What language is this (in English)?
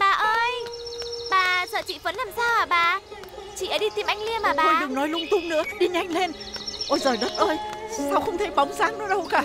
Vietnamese